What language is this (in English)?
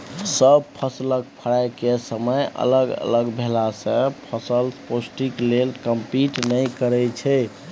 Maithili